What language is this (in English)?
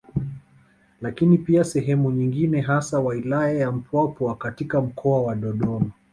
Swahili